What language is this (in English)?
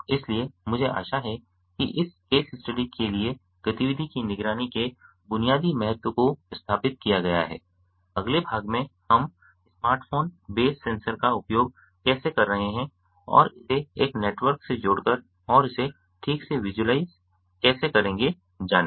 Hindi